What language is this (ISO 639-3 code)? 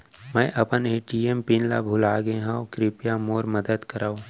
hne